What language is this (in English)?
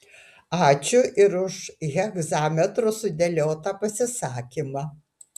Lithuanian